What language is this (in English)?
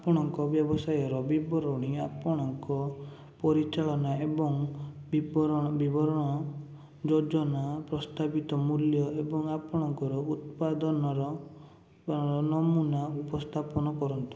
Odia